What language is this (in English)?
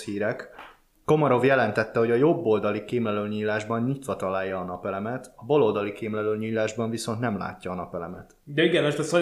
Hungarian